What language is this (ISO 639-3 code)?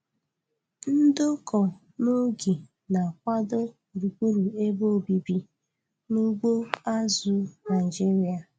ibo